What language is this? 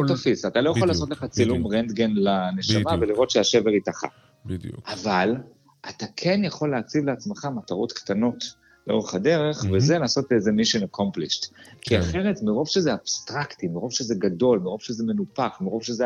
Hebrew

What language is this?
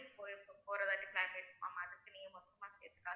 Tamil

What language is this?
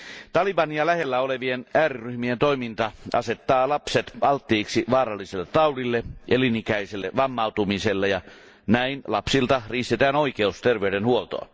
Finnish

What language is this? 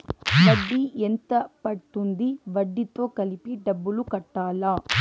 Telugu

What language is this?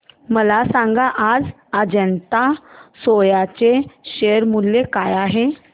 Marathi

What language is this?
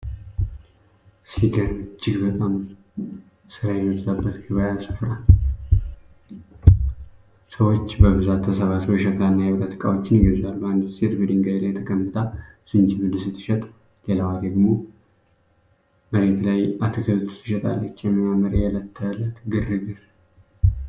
Amharic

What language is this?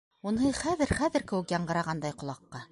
Bashkir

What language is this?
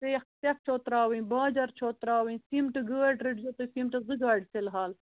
Kashmiri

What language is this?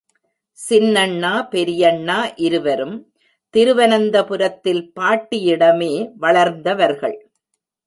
Tamil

